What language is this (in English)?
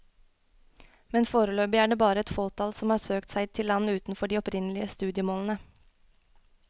Norwegian